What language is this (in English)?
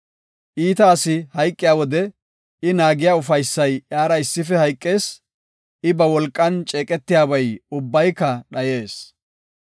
Gofa